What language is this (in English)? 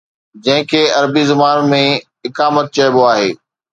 Sindhi